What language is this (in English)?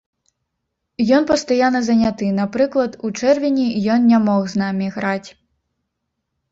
Belarusian